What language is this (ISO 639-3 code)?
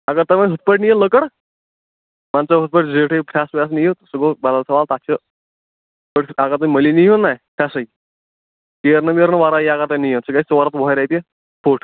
kas